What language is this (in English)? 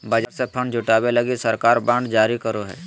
Magahi